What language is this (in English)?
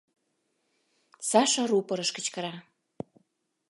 Mari